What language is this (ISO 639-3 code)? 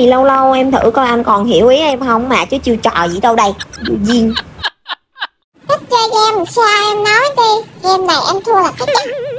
vie